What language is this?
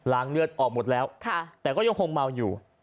Thai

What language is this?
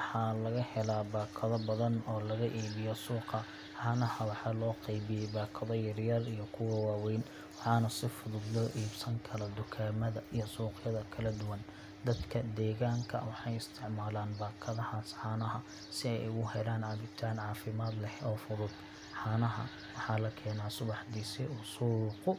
Somali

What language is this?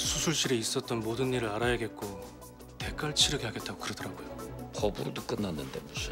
Korean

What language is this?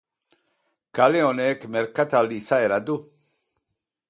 Basque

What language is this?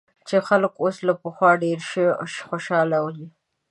Pashto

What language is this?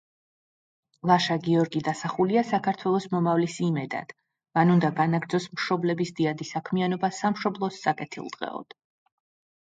Georgian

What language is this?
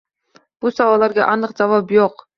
Uzbek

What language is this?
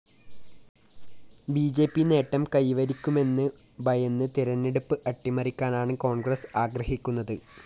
Malayalam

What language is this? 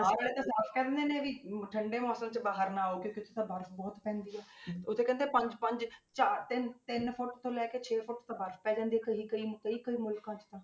Punjabi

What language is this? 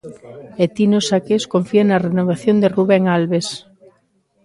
Galician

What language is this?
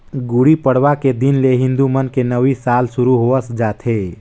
Chhattisgarhi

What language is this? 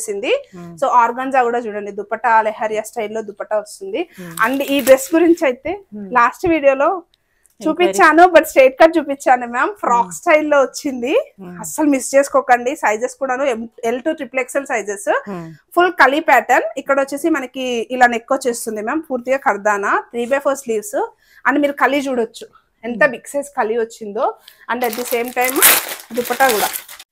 Telugu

